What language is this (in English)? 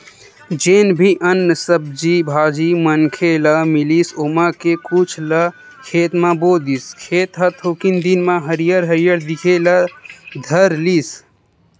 Chhattisgarhi